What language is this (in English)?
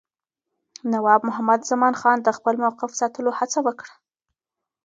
Pashto